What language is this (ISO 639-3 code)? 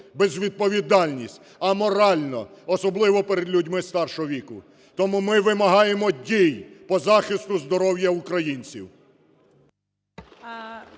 ukr